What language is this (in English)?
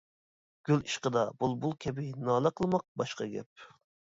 Uyghur